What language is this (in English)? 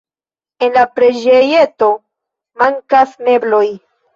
Esperanto